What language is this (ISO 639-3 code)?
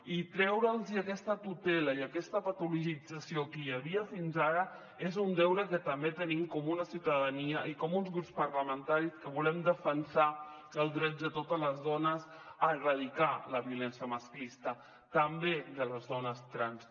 cat